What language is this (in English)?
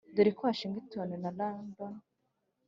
Kinyarwanda